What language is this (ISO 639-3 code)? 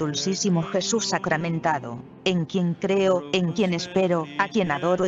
spa